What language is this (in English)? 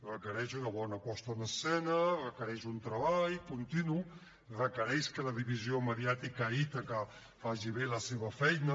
Catalan